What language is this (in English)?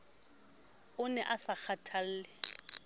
Southern Sotho